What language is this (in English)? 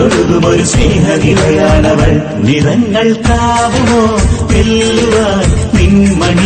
Malayalam